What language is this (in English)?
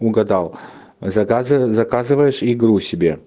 Russian